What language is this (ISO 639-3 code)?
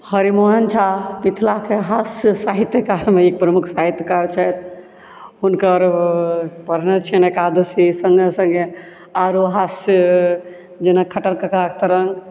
mai